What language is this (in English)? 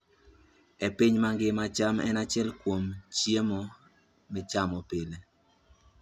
Luo (Kenya and Tanzania)